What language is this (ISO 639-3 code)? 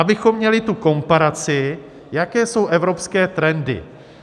ces